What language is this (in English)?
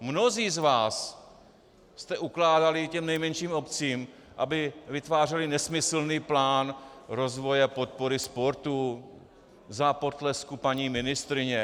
Czech